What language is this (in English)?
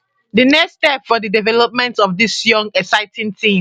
Nigerian Pidgin